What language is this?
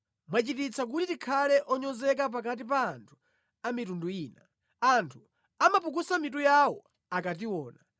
Nyanja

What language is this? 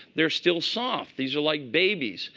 English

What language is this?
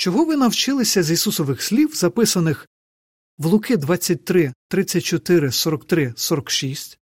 Ukrainian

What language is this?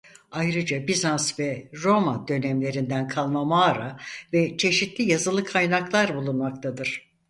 Turkish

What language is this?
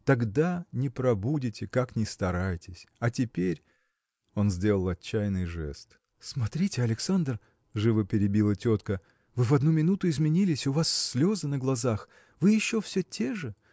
Russian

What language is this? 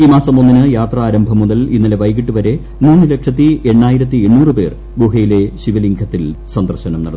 Malayalam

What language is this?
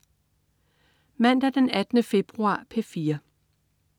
Danish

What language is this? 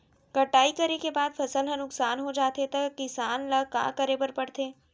Chhattisgarhi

